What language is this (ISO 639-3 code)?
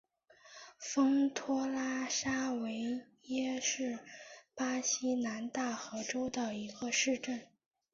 zho